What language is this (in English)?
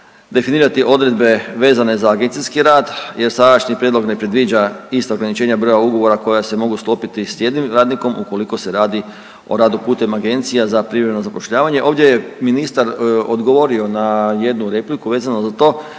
Croatian